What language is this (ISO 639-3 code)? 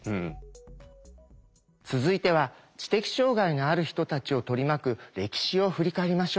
jpn